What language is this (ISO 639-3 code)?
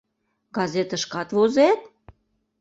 chm